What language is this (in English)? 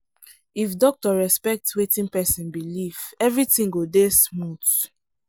Nigerian Pidgin